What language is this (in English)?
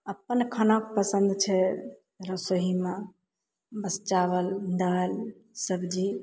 Maithili